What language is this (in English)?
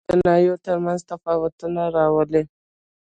Pashto